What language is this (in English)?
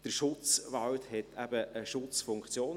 Swiss German